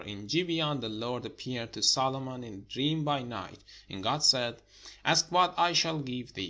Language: English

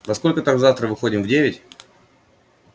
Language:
Russian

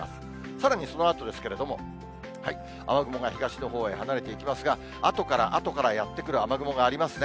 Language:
Japanese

